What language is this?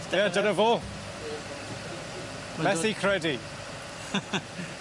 Welsh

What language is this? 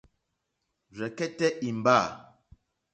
Mokpwe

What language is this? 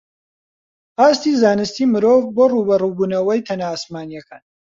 Central Kurdish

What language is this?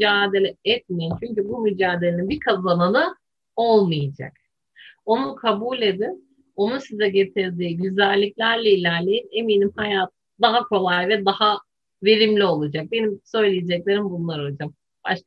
Turkish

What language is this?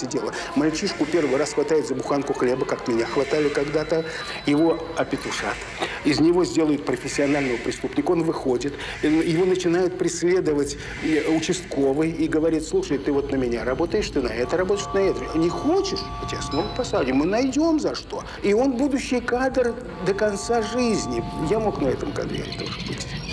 Russian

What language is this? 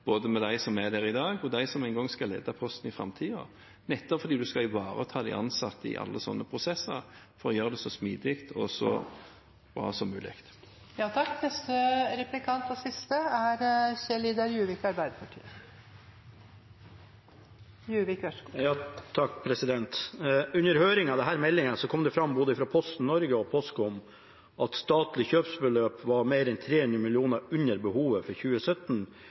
Norwegian Bokmål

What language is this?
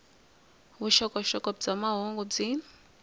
Tsonga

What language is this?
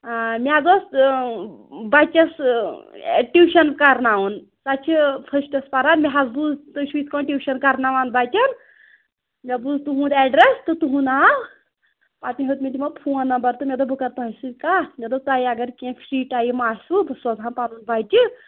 Kashmiri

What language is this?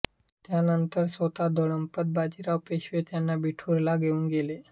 Marathi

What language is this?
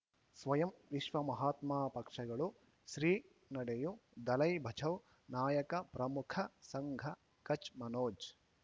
Kannada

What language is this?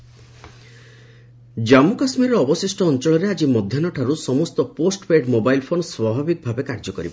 Odia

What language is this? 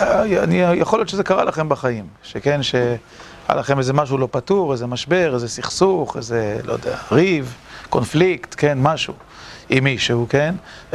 Hebrew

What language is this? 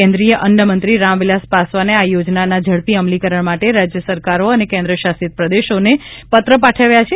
Gujarati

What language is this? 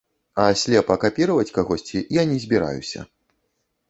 Belarusian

